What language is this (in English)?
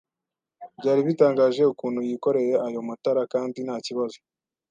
Kinyarwanda